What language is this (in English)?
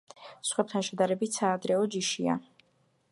Georgian